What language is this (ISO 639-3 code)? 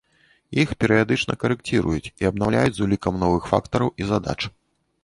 bel